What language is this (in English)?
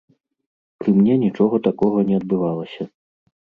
Belarusian